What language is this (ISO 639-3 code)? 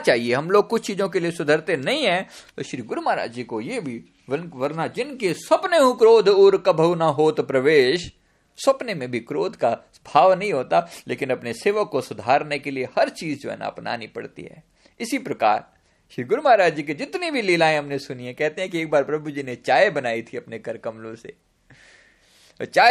hin